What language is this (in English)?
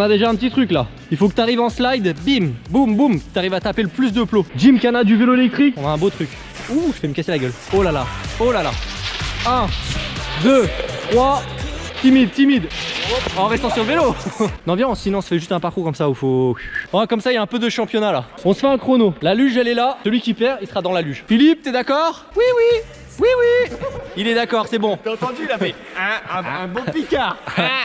French